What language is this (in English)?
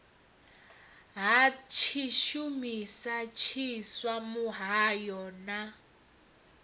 Venda